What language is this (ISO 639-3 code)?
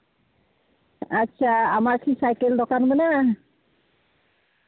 sat